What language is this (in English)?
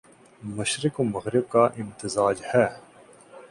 Urdu